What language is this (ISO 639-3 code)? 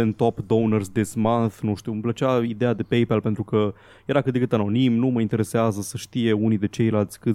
ron